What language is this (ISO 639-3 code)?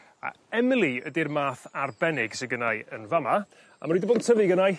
cym